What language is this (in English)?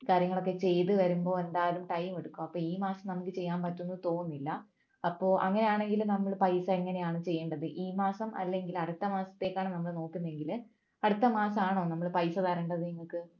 Malayalam